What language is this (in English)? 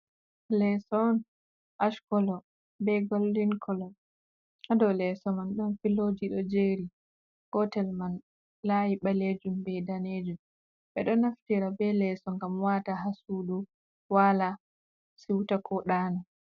Fula